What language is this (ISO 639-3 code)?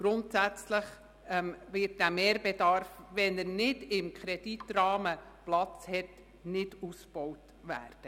gsw